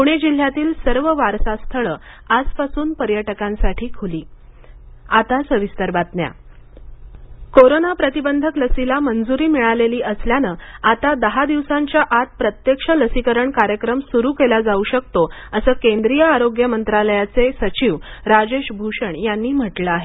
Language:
Marathi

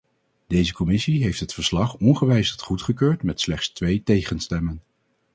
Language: Dutch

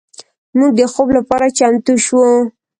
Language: Pashto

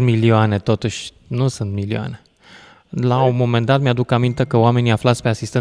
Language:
Romanian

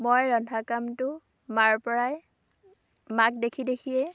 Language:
Assamese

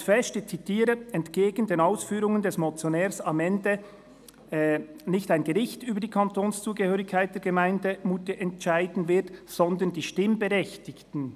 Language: Swiss German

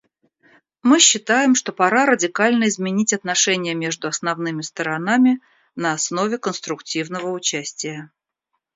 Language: Russian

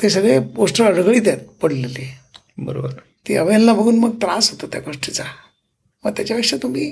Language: Marathi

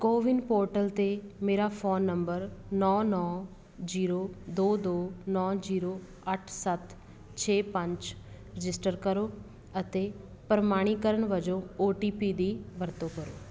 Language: Punjabi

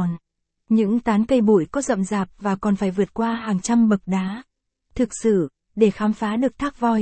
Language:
Vietnamese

